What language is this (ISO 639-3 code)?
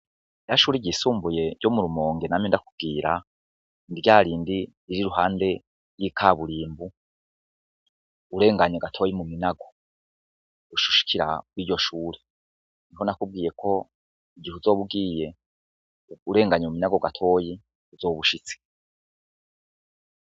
run